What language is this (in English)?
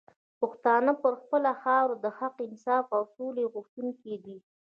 Pashto